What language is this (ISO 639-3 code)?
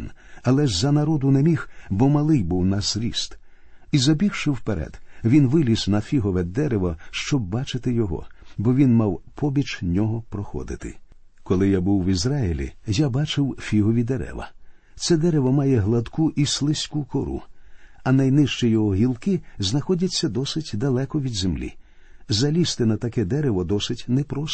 ukr